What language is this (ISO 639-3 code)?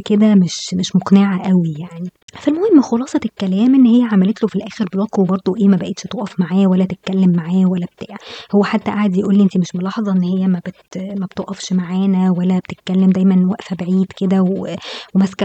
ara